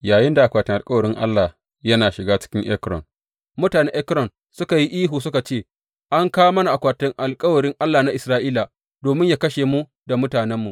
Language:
Hausa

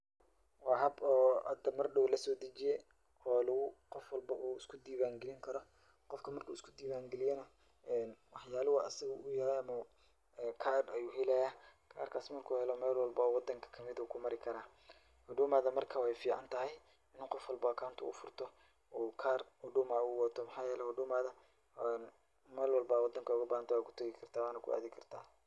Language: Somali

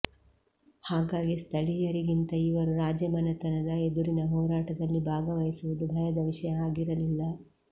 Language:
Kannada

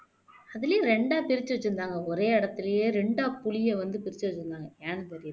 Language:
Tamil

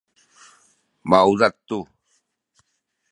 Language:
Sakizaya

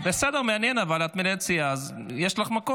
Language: Hebrew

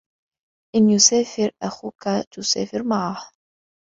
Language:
Arabic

